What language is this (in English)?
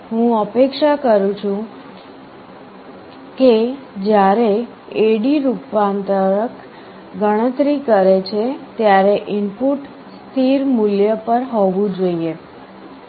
Gujarati